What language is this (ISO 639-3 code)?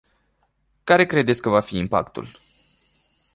ron